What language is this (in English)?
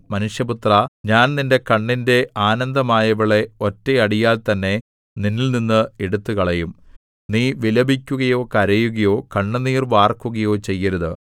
Malayalam